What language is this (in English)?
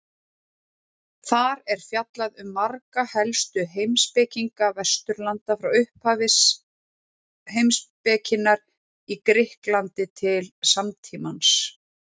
Icelandic